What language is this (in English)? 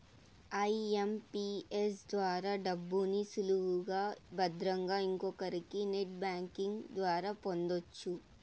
Telugu